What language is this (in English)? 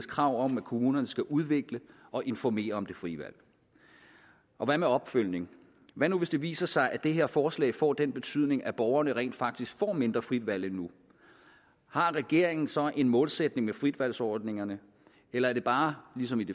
Danish